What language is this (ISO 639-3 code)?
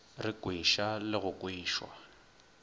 nso